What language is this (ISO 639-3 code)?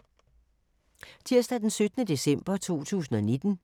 dan